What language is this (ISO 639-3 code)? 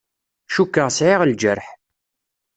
kab